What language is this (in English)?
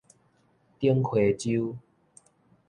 Min Nan Chinese